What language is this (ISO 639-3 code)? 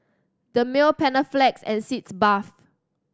eng